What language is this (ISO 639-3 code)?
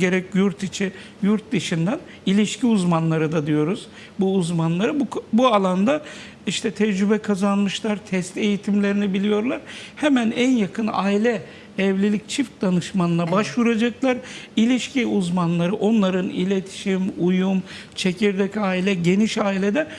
tur